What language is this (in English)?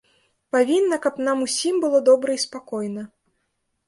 Belarusian